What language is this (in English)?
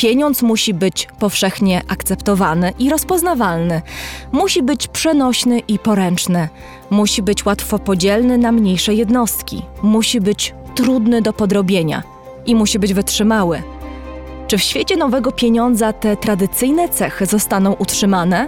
Polish